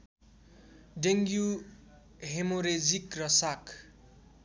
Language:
Nepali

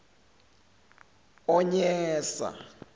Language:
Zulu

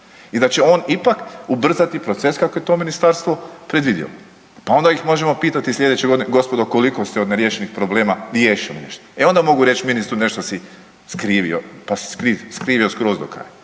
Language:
Croatian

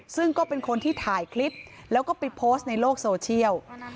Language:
Thai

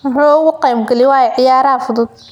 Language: Somali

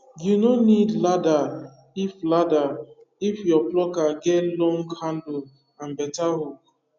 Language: Nigerian Pidgin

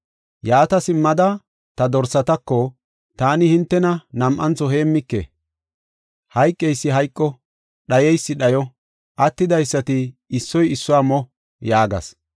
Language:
Gofa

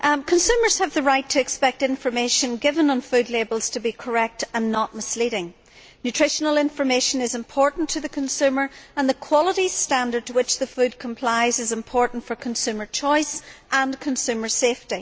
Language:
English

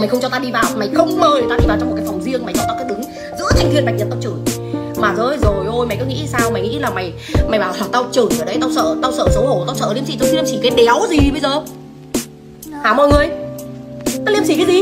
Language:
Vietnamese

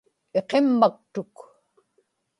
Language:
Inupiaq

